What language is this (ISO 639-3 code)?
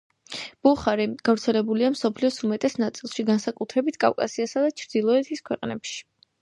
kat